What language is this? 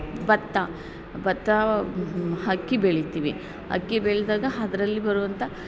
Kannada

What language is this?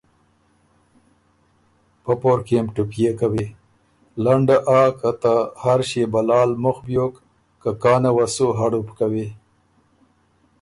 Ormuri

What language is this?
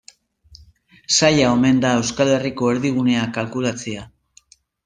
Basque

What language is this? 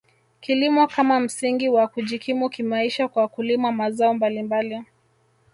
Swahili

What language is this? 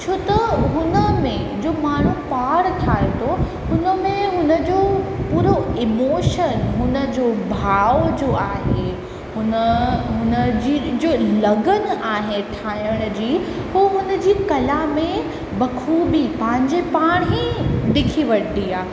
Sindhi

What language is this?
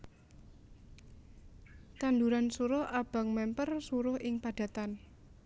Javanese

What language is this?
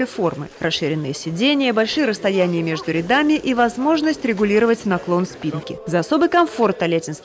Russian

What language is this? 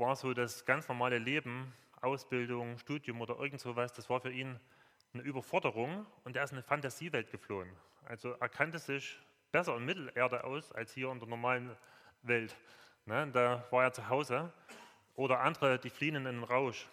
German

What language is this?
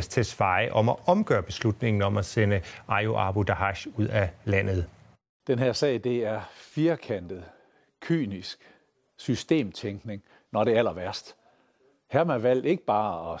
Danish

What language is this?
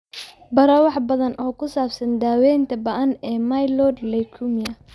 Somali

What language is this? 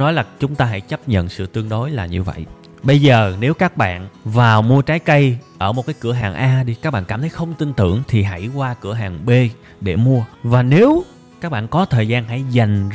Vietnamese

